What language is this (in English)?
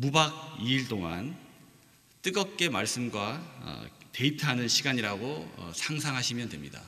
Korean